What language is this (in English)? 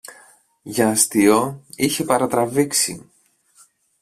Greek